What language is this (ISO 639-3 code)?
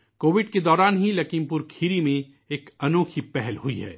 urd